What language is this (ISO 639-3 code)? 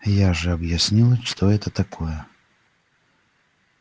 rus